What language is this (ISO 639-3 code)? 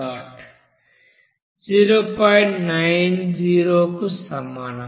tel